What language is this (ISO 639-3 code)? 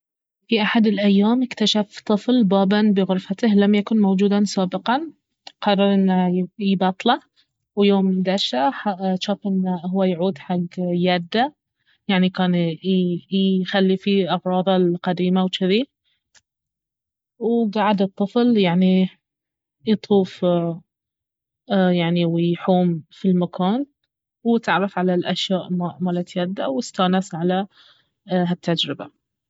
abv